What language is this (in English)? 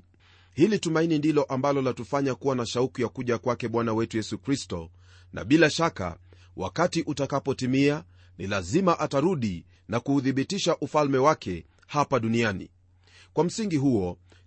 Swahili